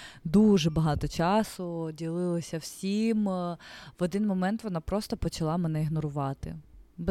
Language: Ukrainian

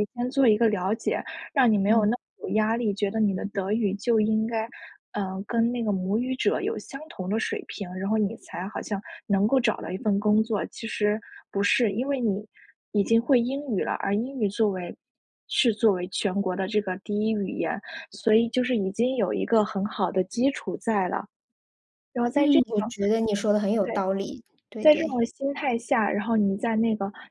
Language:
Chinese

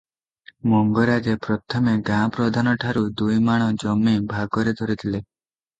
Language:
Odia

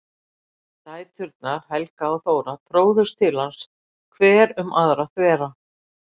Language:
Icelandic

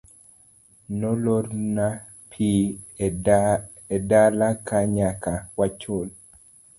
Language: Luo (Kenya and Tanzania)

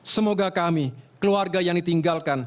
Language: Indonesian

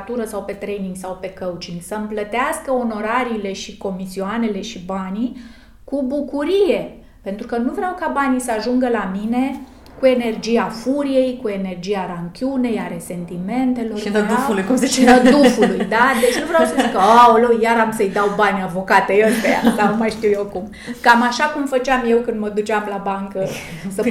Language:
Romanian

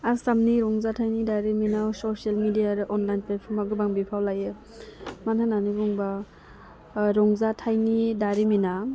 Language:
Bodo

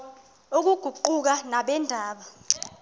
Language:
Xhosa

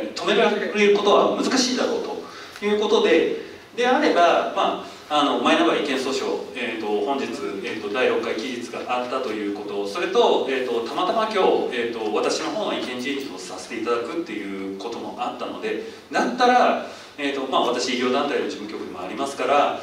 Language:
Japanese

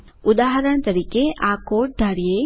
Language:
Gujarati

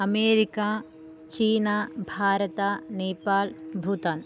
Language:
Sanskrit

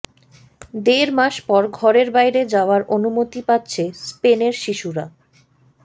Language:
Bangla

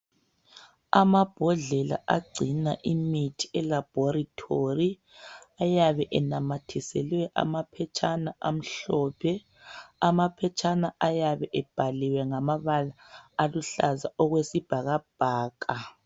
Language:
North Ndebele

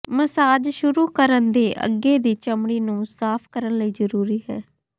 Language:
Punjabi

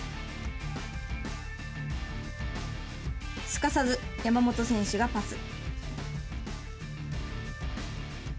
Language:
Japanese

